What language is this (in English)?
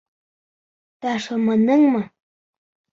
Bashkir